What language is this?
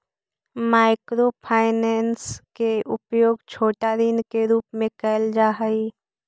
Magahi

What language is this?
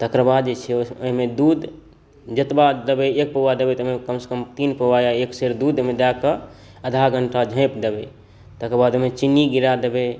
Maithili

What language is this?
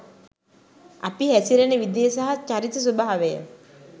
Sinhala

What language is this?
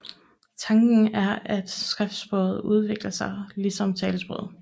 Danish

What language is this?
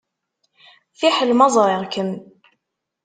Kabyle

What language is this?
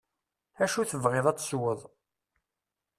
Kabyle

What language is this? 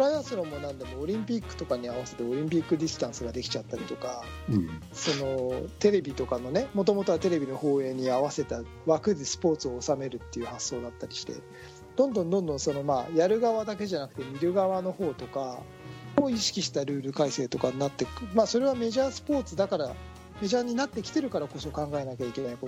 Japanese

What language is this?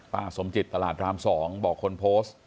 Thai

